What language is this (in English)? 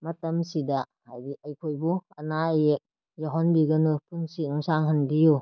Manipuri